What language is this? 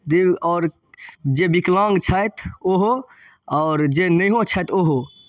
Maithili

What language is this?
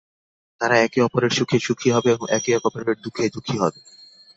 Bangla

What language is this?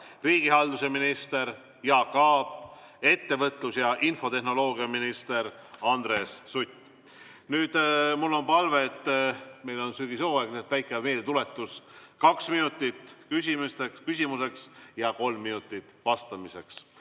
Estonian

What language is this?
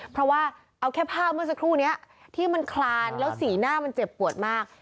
Thai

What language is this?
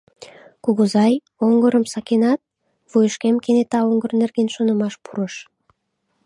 Mari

